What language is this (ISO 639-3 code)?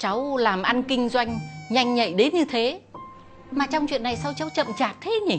vie